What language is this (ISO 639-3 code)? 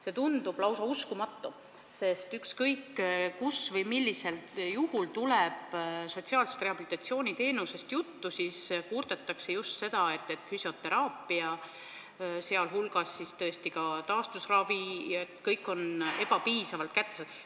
est